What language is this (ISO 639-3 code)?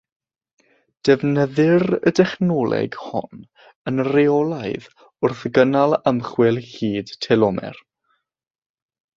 cym